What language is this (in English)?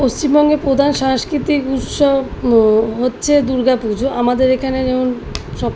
Bangla